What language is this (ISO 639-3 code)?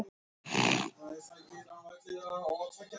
isl